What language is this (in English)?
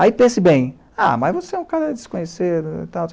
Portuguese